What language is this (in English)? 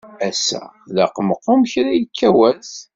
Kabyle